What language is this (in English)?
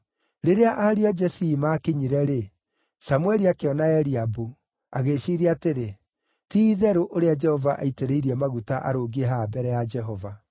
Kikuyu